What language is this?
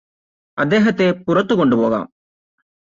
Malayalam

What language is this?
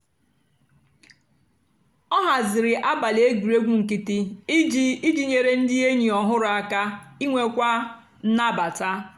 Igbo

